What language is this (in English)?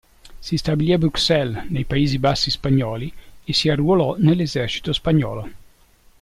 Italian